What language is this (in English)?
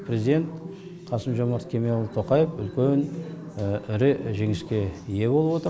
Kazakh